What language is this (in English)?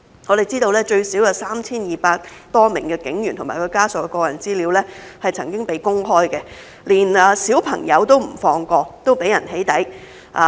Cantonese